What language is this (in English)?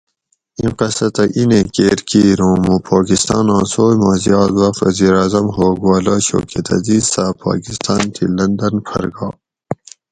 Gawri